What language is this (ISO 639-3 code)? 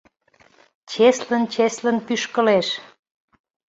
chm